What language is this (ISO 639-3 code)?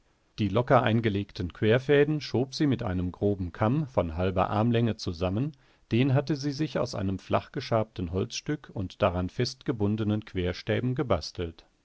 deu